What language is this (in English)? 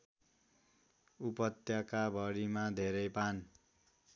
Nepali